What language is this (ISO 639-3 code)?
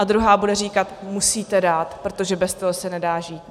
ces